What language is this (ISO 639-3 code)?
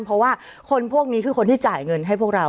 tha